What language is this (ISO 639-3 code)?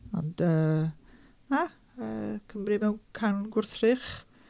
cym